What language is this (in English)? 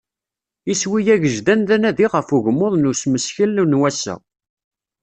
Kabyle